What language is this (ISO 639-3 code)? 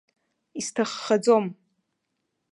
abk